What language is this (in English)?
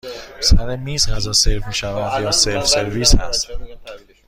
Persian